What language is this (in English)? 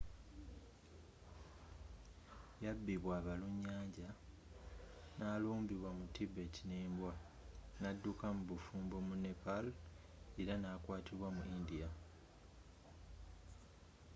Ganda